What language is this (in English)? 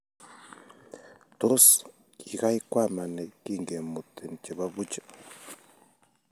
Kalenjin